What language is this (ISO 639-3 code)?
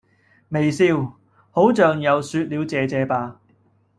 yue